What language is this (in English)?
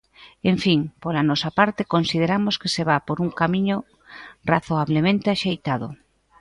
Galician